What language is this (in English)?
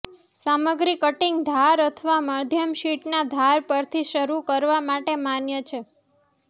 Gujarati